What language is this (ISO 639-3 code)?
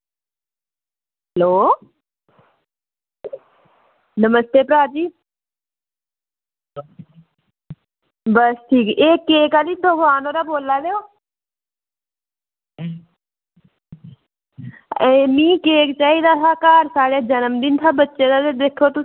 doi